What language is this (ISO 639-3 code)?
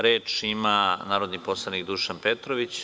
srp